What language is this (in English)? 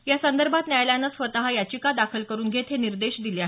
Marathi